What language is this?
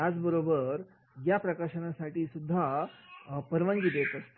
Marathi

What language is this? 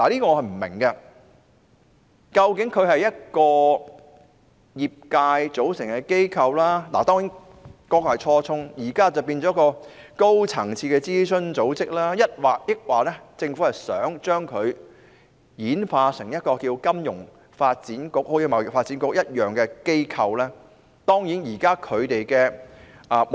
Cantonese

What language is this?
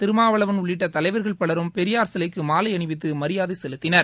Tamil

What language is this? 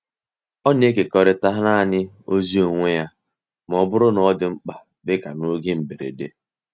Igbo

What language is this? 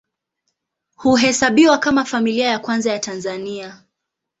Swahili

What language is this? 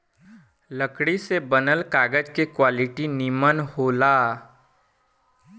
Bhojpuri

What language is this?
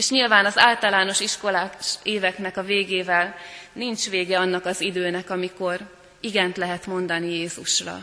Hungarian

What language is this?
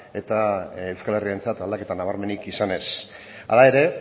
Basque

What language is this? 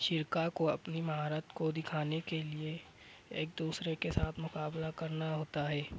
Urdu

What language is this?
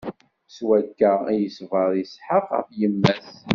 Kabyle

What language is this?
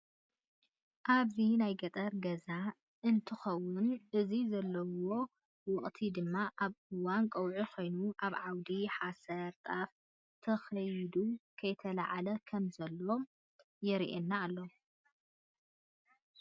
Tigrinya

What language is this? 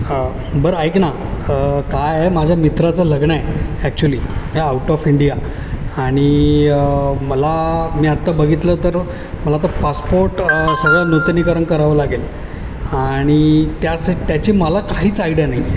Marathi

